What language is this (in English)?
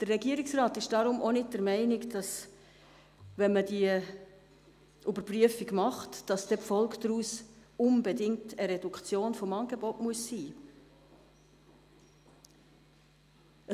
Swiss German